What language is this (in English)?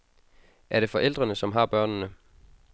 Danish